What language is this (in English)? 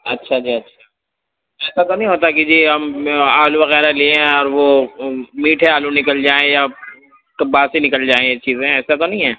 Urdu